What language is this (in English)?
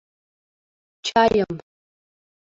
Mari